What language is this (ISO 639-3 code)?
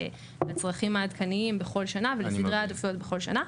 heb